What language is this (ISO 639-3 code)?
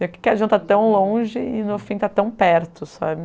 por